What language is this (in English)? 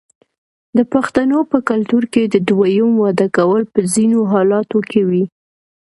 Pashto